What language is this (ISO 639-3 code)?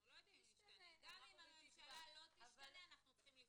heb